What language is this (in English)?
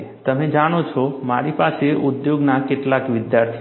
Gujarati